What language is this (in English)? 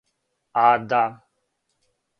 Serbian